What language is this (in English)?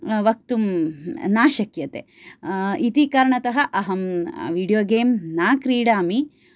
Sanskrit